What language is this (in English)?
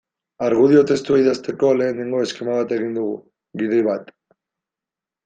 Basque